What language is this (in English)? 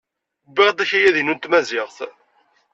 Kabyle